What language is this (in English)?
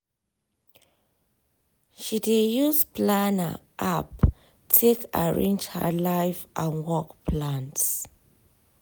Nigerian Pidgin